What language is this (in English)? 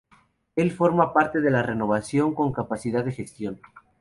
Spanish